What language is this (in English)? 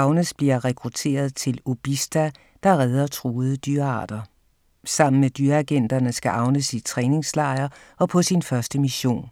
Danish